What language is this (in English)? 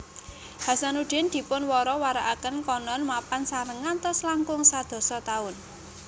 Javanese